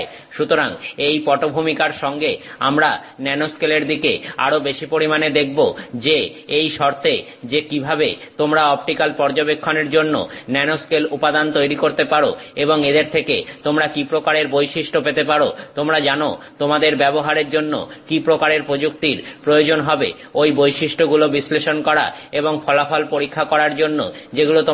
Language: Bangla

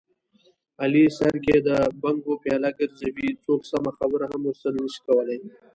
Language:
Pashto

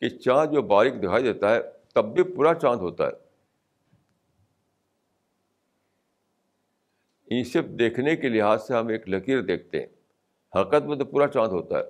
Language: Urdu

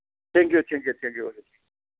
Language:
Manipuri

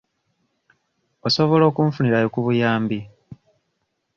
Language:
Ganda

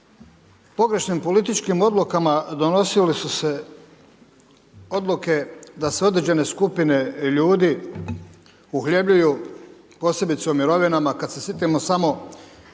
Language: Croatian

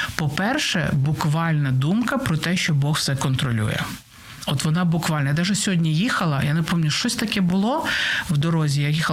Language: Ukrainian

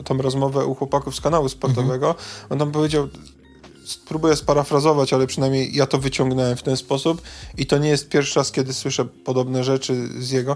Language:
Polish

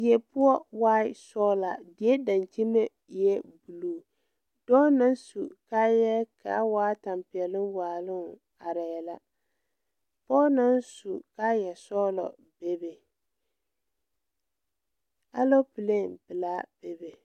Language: Southern Dagaare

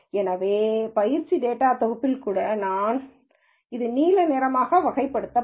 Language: Tamil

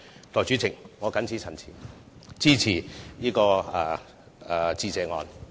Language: Cantonese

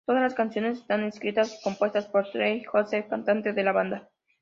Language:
Spanish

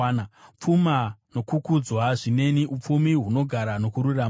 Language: Shona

